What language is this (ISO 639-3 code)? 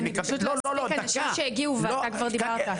heb